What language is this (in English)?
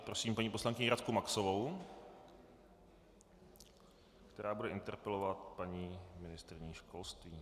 Czech